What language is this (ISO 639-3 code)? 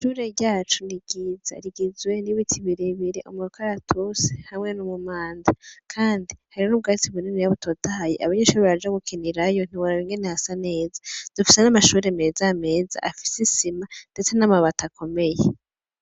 run